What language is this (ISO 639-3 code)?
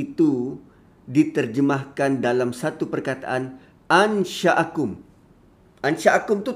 msa